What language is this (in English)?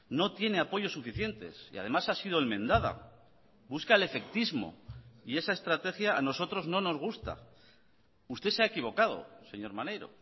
Spanish